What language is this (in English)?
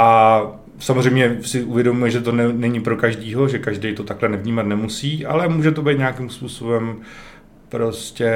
Czech